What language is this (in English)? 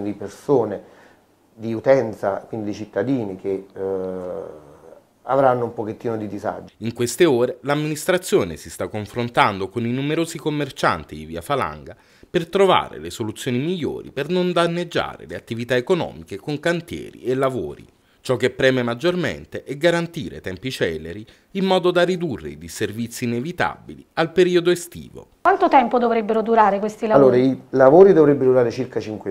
Italian